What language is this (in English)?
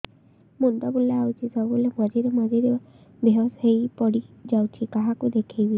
Odia